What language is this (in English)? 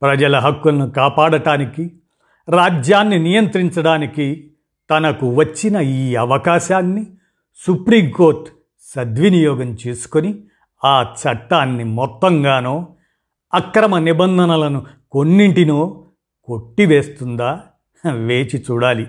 Telugu